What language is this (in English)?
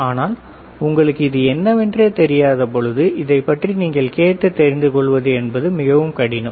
Tamil